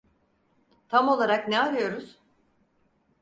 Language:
Turkish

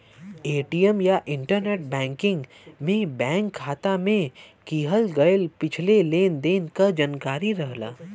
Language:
Bhojpuri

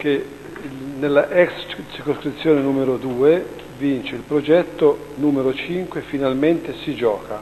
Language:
Italian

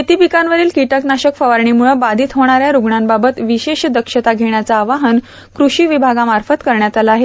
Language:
Marathi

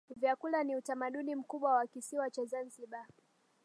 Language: Swahili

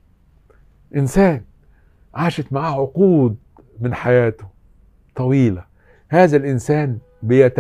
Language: Arabic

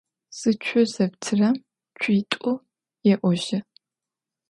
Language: Adyghe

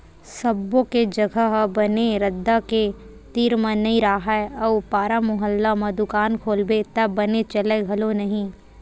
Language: Chhattisgarhi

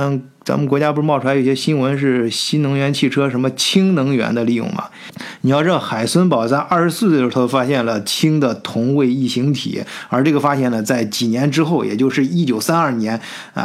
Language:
Chinese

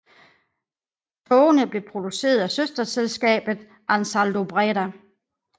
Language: Danish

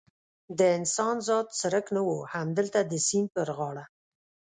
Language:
Pashto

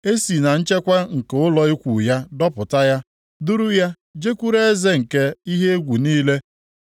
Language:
Igbo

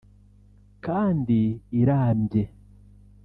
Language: Kinyarwanda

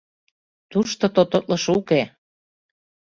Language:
Mari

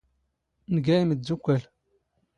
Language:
Standard Moroccan Tamazight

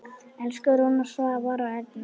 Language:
Icelandic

